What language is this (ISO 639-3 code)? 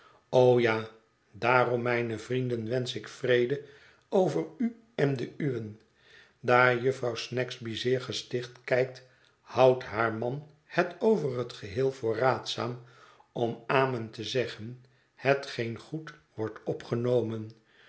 nld